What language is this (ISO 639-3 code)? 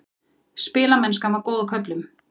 isl